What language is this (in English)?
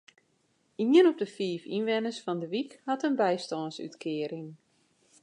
Western Frisian